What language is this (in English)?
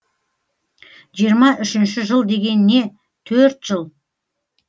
Kazakh